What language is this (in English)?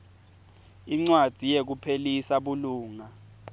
Swati